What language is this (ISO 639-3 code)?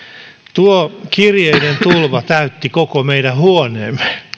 fin